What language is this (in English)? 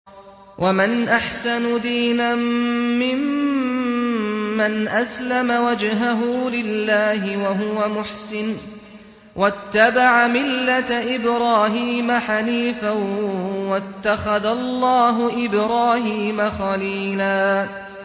Arabic